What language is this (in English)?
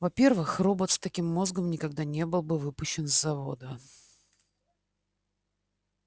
Russian